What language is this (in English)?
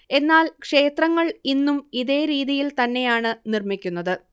Malayalam